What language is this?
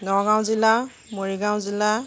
Assamese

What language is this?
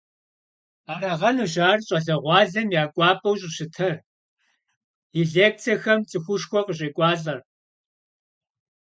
Kabardian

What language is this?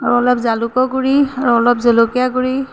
Assamese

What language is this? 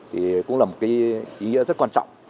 Vietnamese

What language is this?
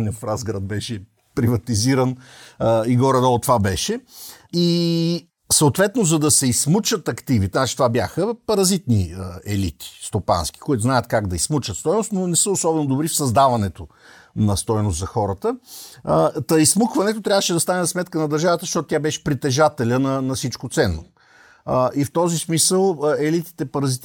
Bulgarian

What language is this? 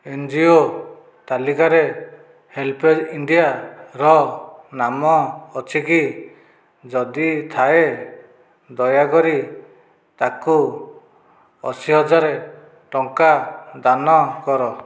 Odia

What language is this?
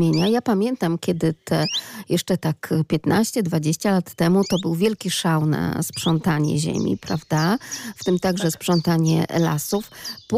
Polish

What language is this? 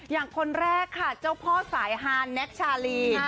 Thai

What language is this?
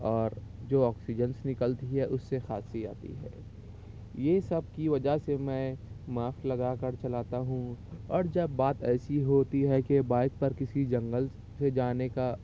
Urdu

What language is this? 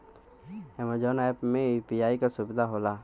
Bhojpuri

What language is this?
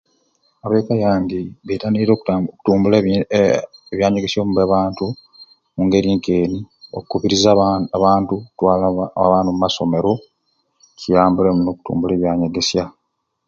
Ruuli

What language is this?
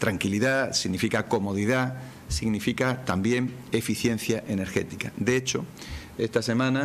Spanish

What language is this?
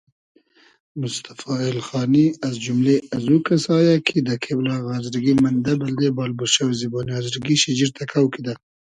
Hazaragi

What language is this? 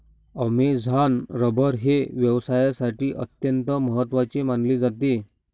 Marathi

